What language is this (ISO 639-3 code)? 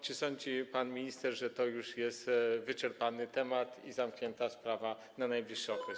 pol